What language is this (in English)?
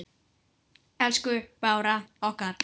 Icelandic